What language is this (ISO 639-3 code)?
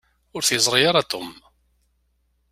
kab